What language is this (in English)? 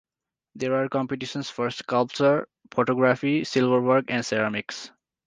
English